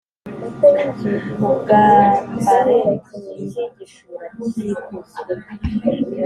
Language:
Kinyarwanda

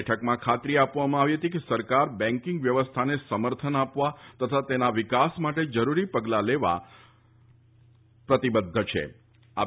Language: Gujarati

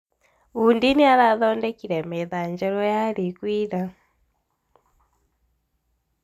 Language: Kikuyu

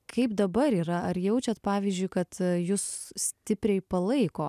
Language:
Lithuanian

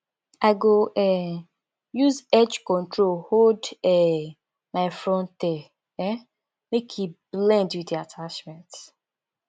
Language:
Nigerian Pidgin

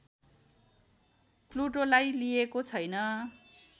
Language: Nepali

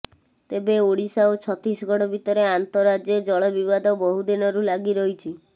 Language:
Odia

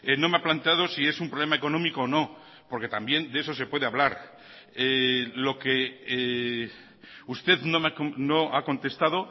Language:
Spanish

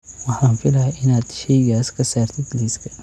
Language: Somali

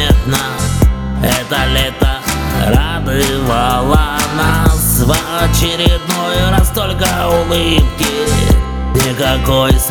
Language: Russian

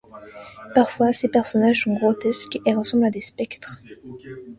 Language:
French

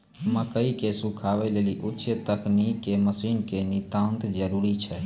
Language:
Maithili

